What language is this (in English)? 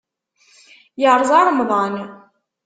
Kabyle